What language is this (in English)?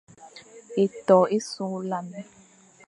Fang